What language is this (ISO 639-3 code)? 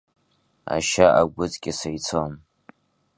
abk